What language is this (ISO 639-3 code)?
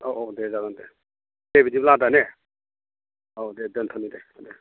brx